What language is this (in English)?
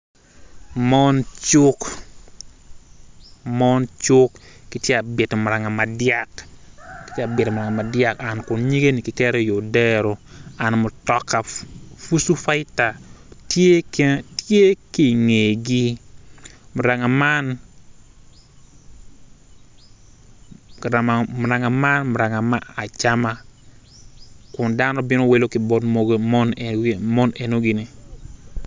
Acoli